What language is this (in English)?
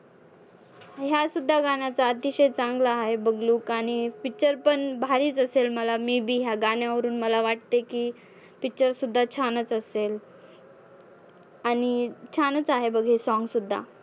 Marathi